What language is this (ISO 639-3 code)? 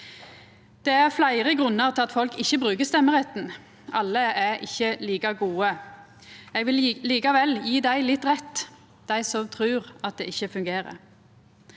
nor